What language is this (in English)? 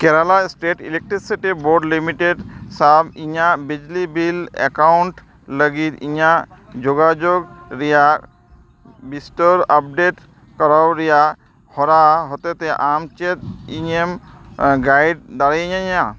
Santali